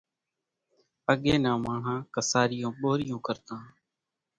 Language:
Kachi Koli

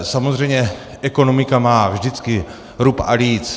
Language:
Czech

